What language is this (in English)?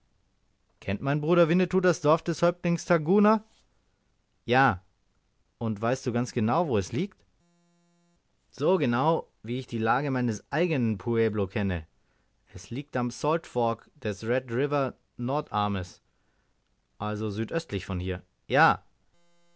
German